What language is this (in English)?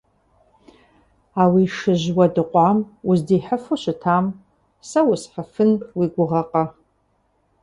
Kabardian